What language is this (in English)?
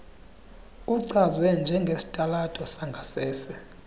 Xhosa